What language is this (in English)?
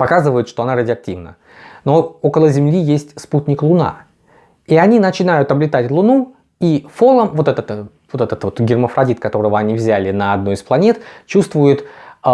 Russian